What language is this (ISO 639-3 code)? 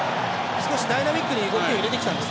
jpn